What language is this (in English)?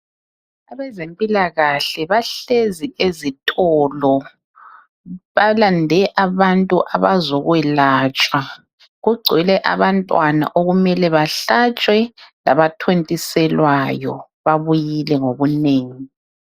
North Ndebele